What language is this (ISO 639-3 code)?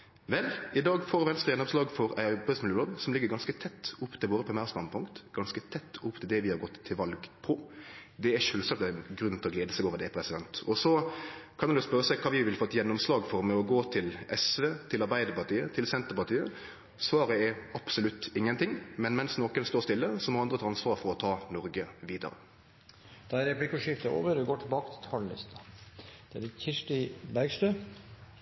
nor